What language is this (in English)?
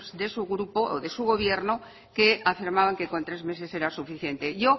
Spanish